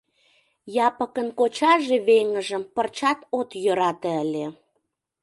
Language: Mari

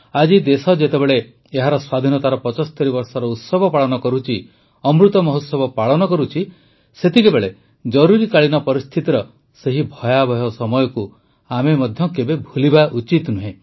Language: Odia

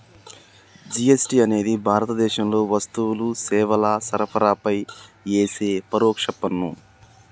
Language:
Telugu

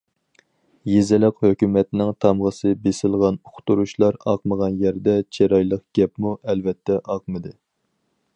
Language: Uyghur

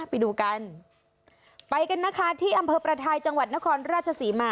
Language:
Thai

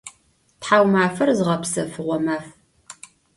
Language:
Adyghe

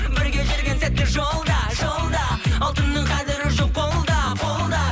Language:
Kazakh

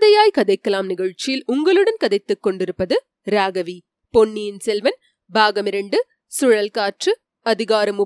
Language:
Tamil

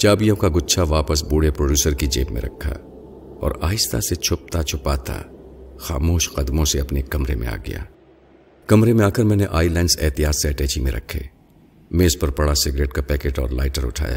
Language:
Urdu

